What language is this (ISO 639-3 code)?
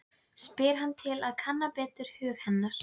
isl